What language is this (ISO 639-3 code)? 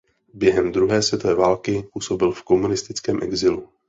ces